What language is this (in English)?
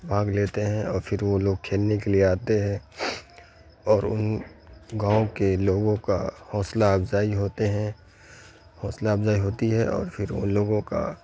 Urdu